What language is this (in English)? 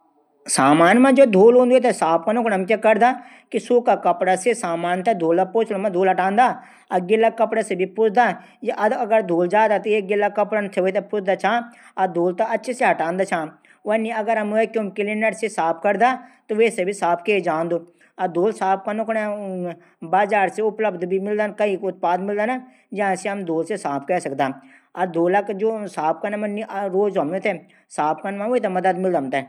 Garhwali